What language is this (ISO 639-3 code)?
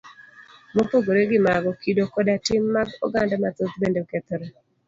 luo